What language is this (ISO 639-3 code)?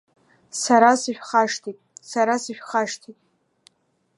abk